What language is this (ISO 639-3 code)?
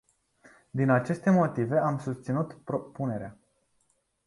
ron